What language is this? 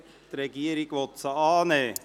Swiss German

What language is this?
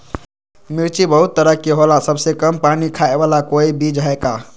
Magahi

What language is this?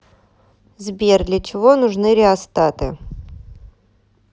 Russian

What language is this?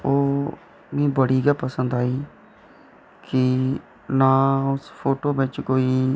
Dogri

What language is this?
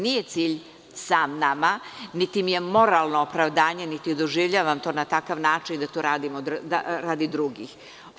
Serbian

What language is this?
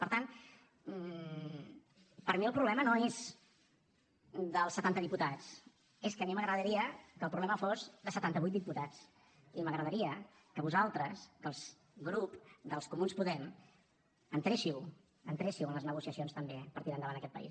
Catalan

